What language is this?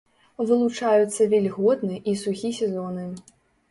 Belarusian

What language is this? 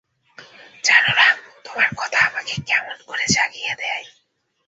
Bangla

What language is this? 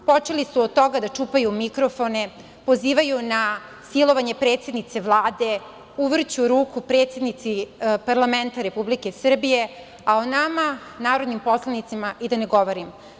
Serbian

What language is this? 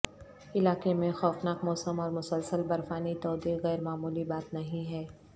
Urdu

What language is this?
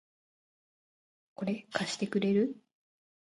Japanese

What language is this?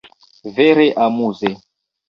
Esperanto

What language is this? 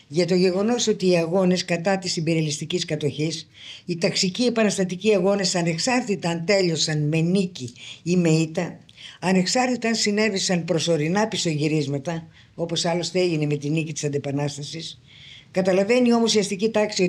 Greek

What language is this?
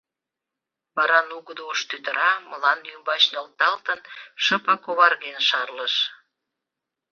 Mari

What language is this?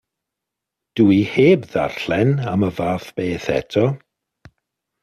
Welsh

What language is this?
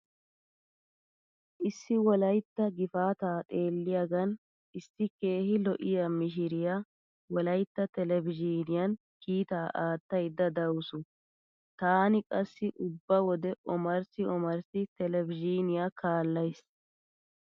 Wolaytta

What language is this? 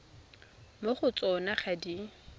Tswana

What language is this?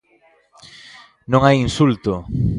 Galician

